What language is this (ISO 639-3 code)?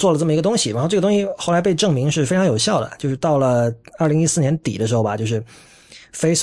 zho